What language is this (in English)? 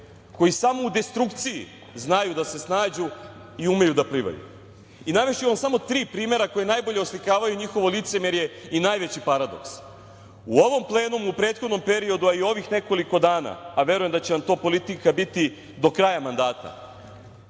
Serbian